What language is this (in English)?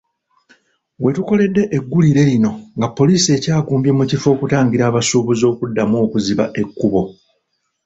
Ganda